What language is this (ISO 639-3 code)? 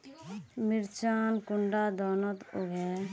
mag